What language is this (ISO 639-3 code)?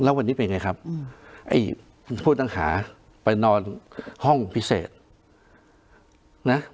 tha